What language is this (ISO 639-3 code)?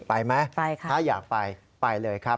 tha